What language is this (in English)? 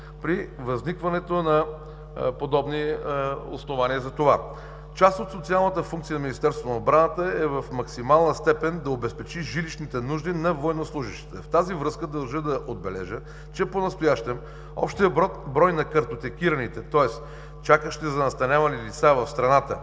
Bulgarian